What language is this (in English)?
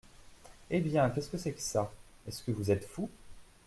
French